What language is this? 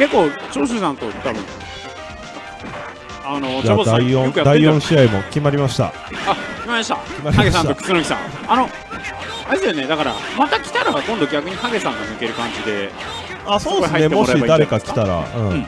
Japanese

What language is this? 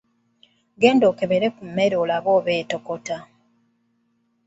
Ganda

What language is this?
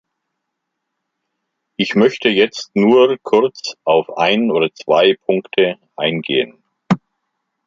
German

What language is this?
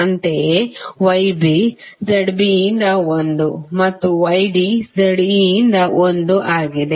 Kannada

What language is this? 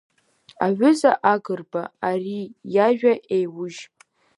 Abkhazian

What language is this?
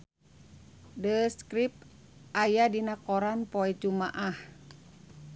Sundanese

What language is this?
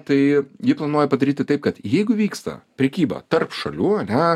Lithuanian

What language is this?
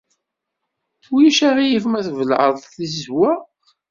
Kabyle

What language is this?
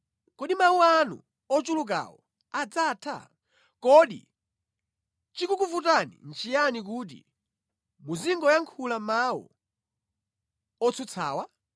Nyanja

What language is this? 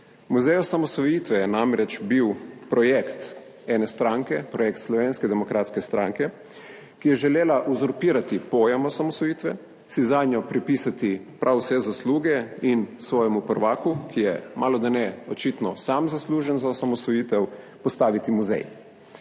Slovenian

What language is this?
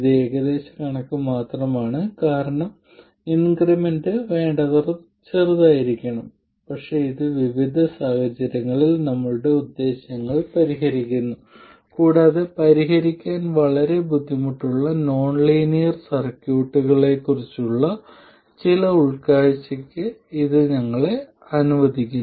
Malayalam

